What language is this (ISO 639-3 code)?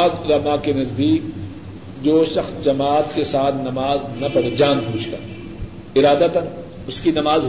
urd